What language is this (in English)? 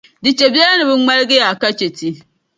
Dagbani